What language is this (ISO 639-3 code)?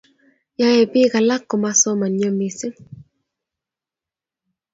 kln